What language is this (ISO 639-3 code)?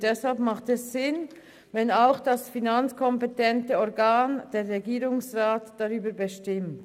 gsw